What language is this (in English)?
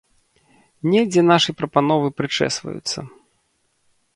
Belarusian